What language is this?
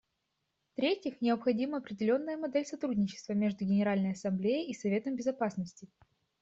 Russian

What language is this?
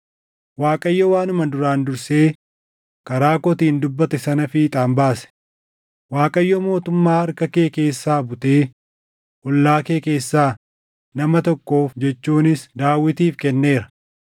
Oromo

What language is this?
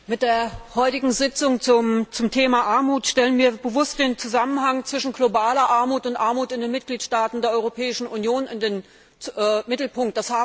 German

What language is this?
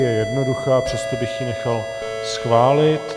Czech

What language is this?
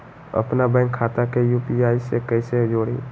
Magahi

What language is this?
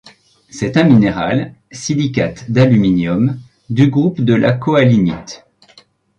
French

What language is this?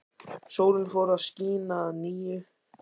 Icelandic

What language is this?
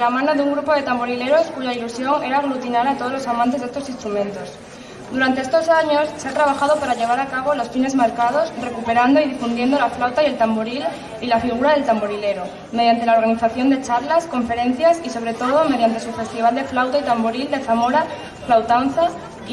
Spanish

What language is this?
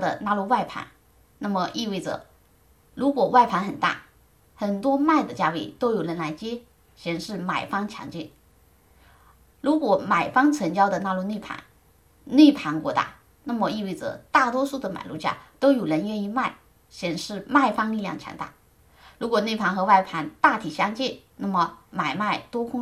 Chinese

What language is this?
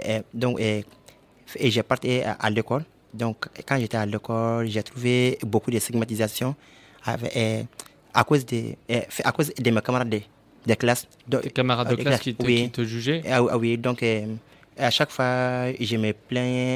French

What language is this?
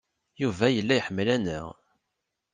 Kabyle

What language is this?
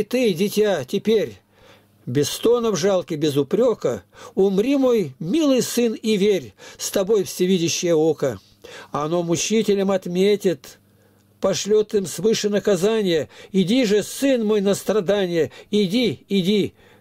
Russian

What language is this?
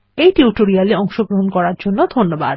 Bangla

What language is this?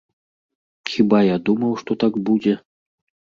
Belarusian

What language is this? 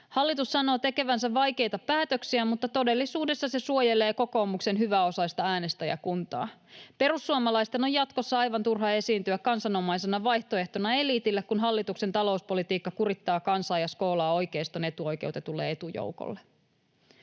Finnish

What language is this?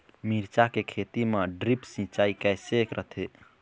Chhattisgarhi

